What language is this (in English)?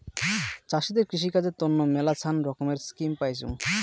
Bangla